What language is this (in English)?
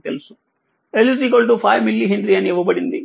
Telugu